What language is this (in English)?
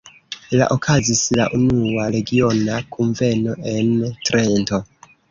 Esperanto